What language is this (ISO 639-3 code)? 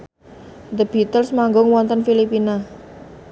jav